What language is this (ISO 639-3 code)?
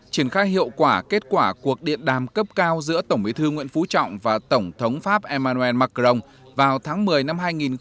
vie